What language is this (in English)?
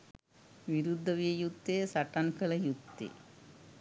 Sinhala